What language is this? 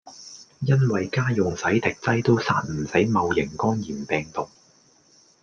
Cantonese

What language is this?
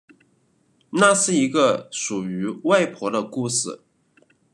Chinese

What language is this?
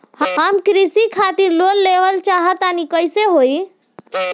Bhojpuri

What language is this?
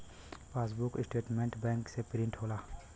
Bhojpuri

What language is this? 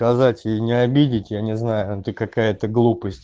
Russian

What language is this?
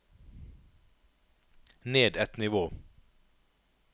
Norwegian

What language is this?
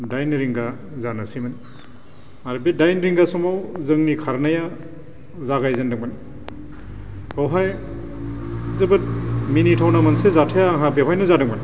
Bodo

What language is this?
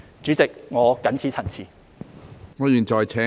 Cantonese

